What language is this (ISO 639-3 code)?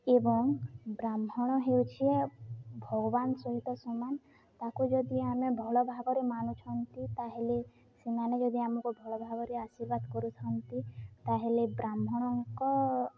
ori